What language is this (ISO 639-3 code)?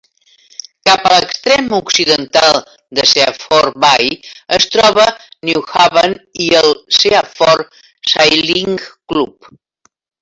cat